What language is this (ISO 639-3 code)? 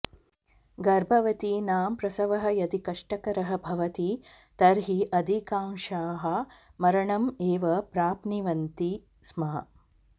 san